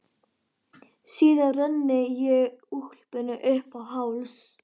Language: Icelandic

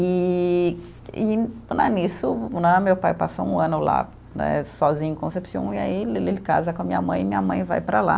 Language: Portuguese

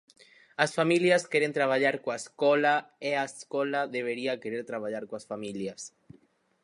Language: Galician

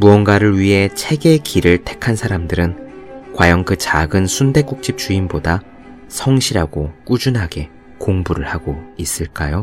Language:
Korean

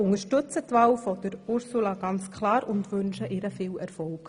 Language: Swiss German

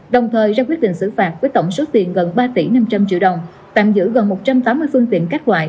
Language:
Vietnamese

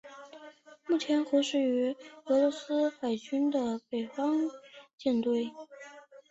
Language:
Chinese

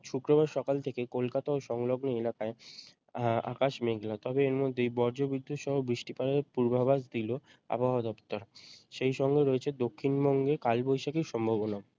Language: Bangla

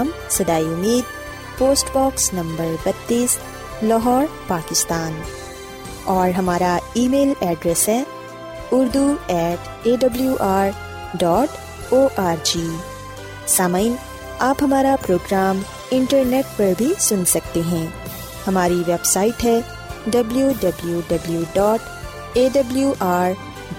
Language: Urdu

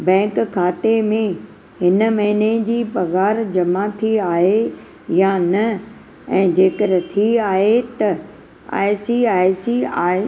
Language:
Sindhi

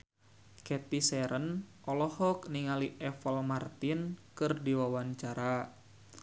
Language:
Sundanese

